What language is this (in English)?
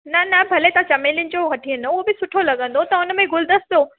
Sindhi